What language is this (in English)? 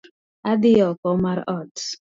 Luo (Kenya and Tanzania)